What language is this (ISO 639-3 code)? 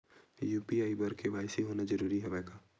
hne